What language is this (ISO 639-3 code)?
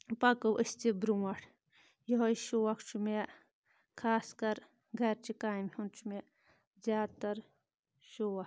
kas